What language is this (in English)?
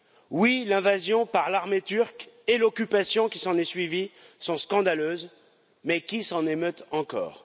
French